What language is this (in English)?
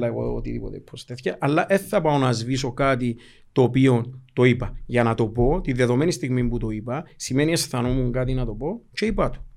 Greek